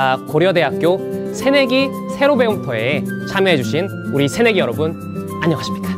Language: Korean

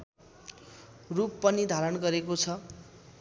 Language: Nepali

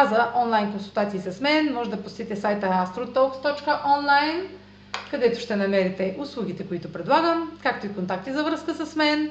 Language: Bulgarian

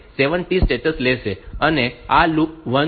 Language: Gujarati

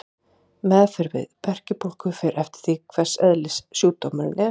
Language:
Icelandic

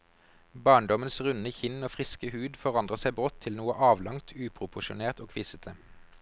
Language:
Norwegian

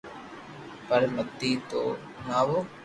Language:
Loarki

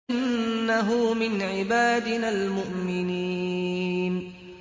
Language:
Arabic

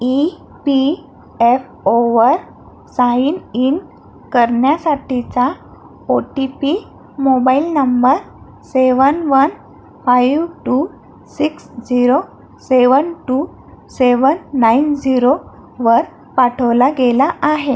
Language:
Marathi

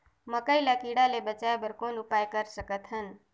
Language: Chhattisgarhi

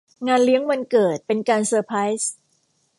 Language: Thai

